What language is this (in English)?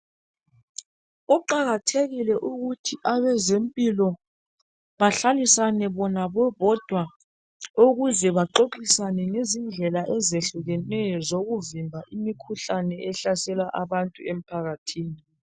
North Ndebele